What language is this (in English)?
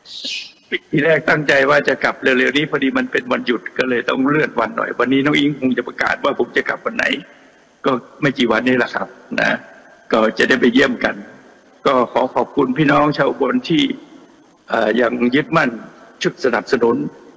Thai